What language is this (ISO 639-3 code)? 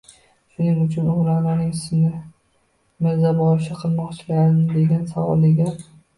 uzb